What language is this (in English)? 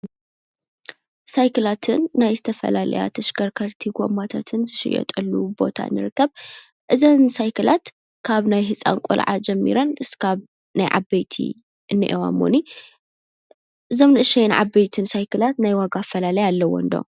Tigrinya